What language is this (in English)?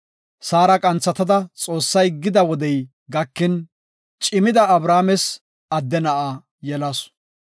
Gofa